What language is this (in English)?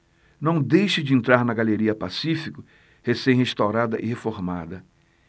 Portuguese